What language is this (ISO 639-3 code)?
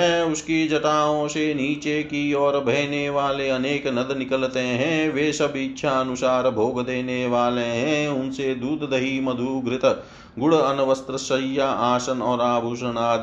hin